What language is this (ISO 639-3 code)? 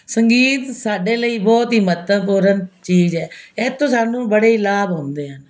pan